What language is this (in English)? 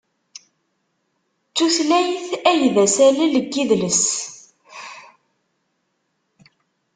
Kabyle